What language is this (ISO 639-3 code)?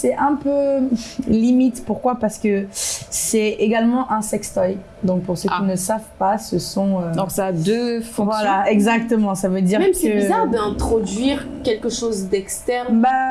fra